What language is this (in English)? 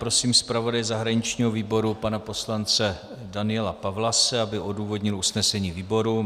Czech